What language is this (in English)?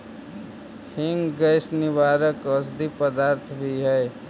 Magahi